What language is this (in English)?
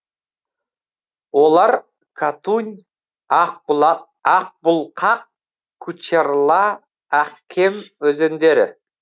Kazakh